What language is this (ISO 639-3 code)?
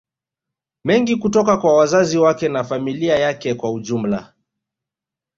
swa